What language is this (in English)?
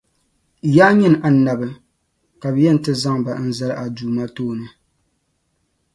Dagbani